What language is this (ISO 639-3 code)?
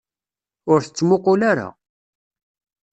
kab